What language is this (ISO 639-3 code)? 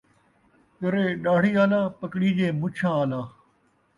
skr